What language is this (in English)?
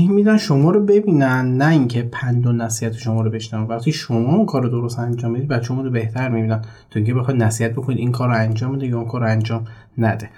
Persian